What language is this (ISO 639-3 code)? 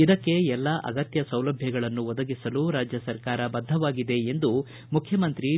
kan